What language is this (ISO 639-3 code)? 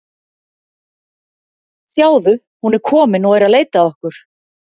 isl